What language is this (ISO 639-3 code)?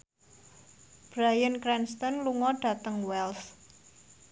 jav